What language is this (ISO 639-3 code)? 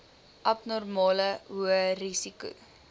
afr